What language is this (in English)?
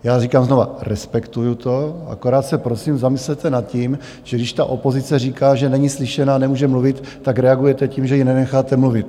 Czech